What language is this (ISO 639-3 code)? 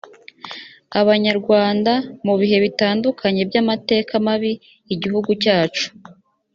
kin